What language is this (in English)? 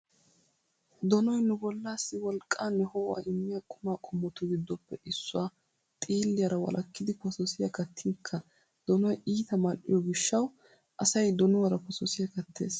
Wolaytta